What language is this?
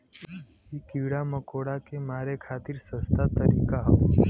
Bhojpuri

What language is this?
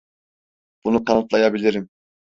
Turkish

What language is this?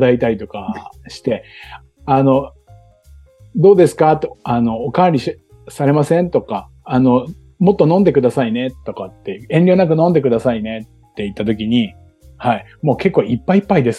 Japanese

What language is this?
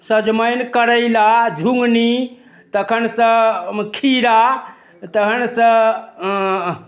Maithili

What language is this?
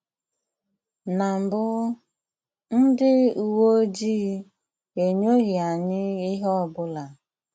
Igbo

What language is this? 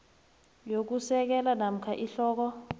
South Ndebele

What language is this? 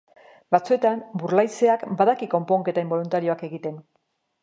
Basque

